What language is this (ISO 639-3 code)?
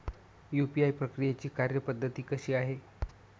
mar